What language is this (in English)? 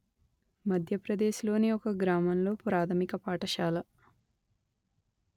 Telugu